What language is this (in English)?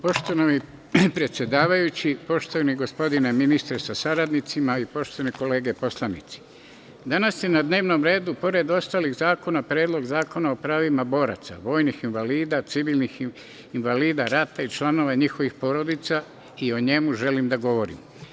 Serbian